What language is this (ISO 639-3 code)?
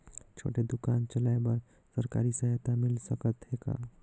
hne